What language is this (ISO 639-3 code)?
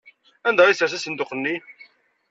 kab